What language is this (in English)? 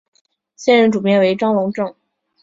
Chinese